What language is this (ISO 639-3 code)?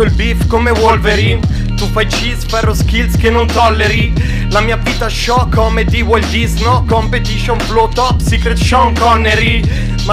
ita